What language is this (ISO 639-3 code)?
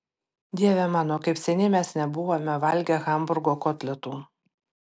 lit